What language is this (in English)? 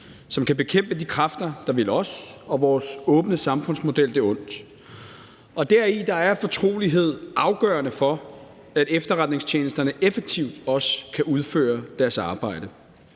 Danish